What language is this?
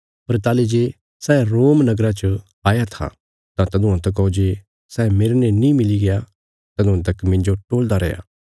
Bilaspuri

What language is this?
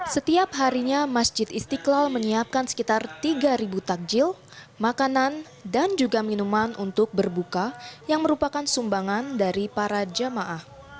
Indonesian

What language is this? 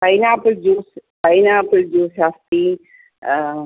Sanskrit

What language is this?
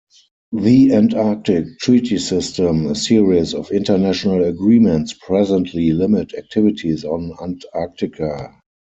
English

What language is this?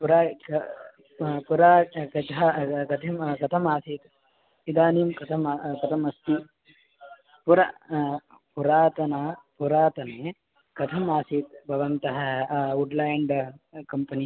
Sanskrit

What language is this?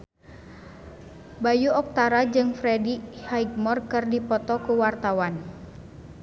Sundanese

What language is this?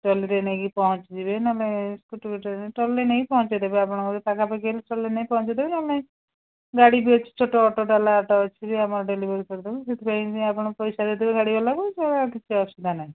Odia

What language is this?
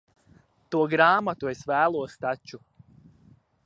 Latvian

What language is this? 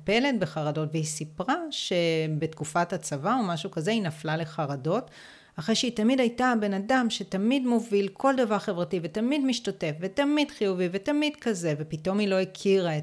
Hebrew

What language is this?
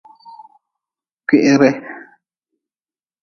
Nawdm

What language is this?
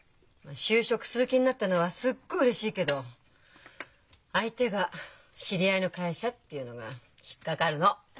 Japanese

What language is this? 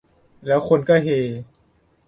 Thai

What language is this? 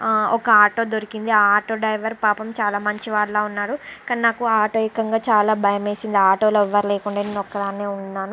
Telugu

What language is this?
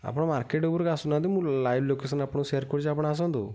Odia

